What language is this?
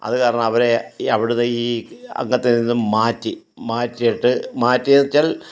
Malayalam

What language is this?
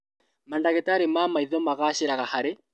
Kikuyu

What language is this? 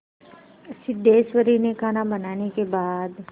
Hindi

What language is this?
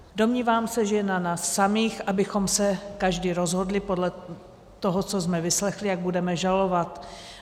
Czech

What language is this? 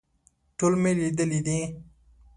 Pashto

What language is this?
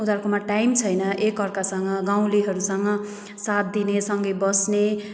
Nepali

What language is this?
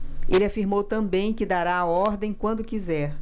Portuguese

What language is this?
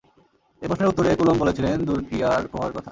Bangla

